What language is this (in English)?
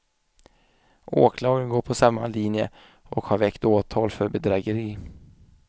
Swedish